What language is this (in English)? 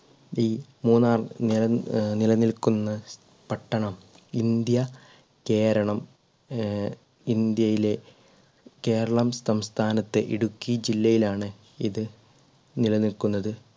Malayalam